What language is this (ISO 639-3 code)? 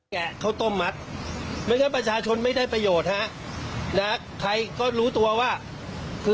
tha